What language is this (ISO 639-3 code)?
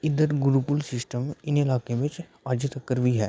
doi